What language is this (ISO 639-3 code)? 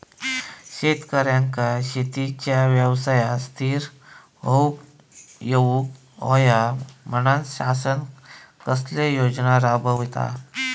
mar